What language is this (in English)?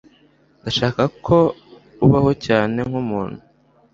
Kinyarwanda